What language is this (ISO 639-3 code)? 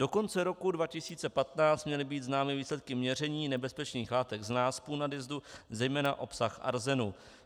ces